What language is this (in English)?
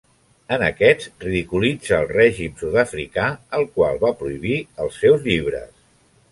Catalan